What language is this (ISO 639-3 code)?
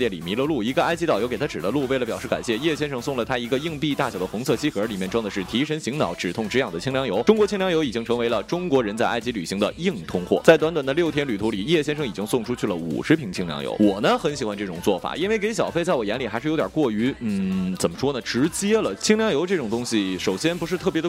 zho